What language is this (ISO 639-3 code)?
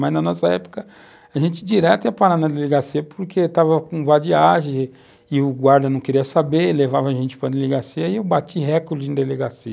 por